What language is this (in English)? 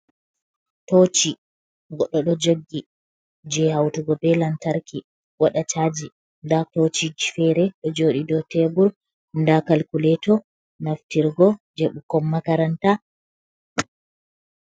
Fula